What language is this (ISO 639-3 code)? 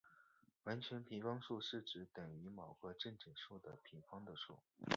zho